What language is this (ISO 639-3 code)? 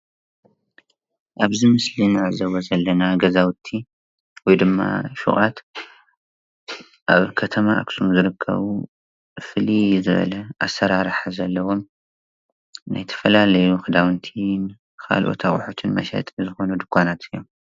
tir